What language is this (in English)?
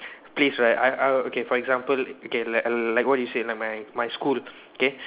English